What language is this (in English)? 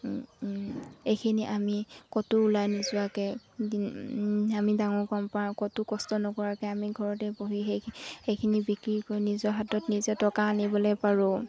Assamese